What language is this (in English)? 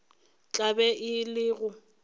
Northern Sotho